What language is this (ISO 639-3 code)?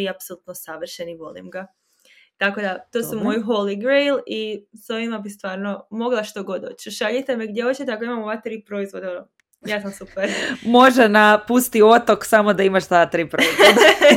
hrv